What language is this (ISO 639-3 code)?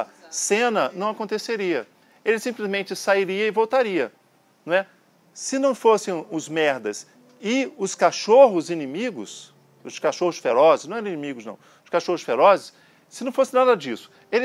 por